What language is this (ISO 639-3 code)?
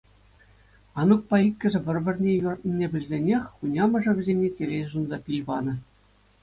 chv